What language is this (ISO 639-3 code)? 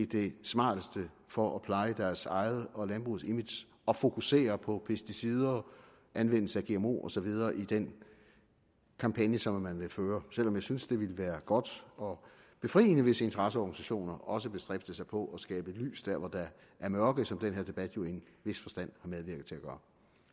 dan